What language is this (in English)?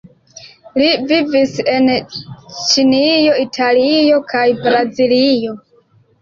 Esperanto